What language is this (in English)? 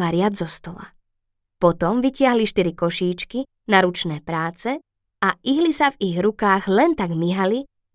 Slovak